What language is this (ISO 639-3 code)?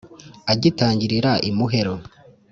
kin